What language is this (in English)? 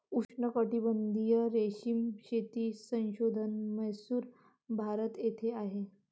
Marathi